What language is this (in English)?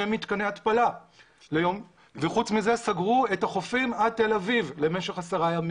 Hebrew